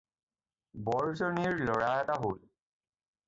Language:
Assamese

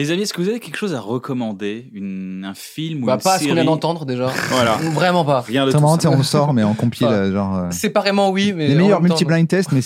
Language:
French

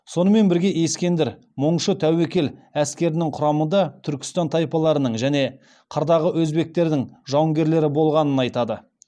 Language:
Kazakh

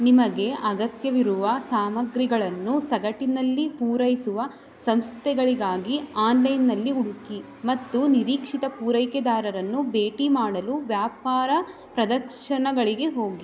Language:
Kannada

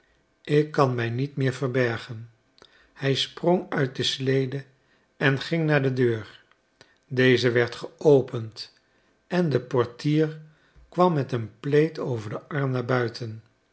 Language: Dutch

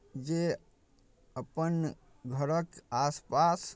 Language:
Maithili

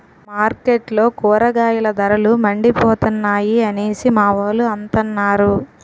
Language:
Telugu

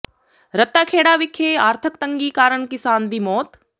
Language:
Punjabi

